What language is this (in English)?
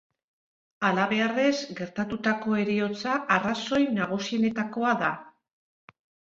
Basque